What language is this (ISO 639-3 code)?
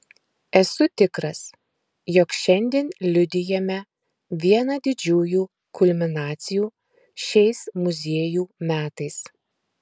lit